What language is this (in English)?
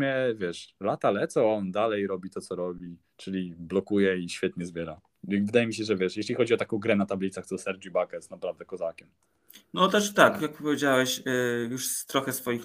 Polish